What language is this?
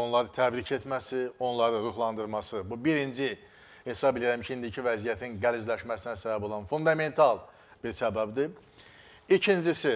Turkish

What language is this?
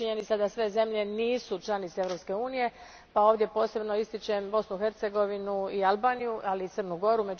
Croatian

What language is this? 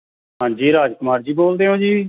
Punjabi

